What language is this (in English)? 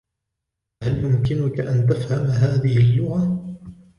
Arabic